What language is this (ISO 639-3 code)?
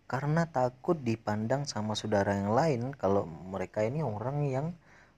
ind